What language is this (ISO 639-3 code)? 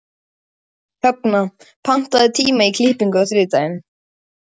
isl